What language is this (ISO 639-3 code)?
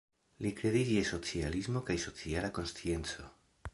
epo